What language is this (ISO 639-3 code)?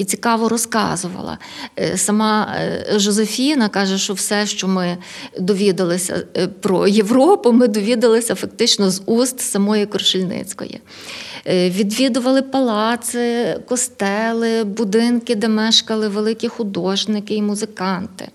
ukr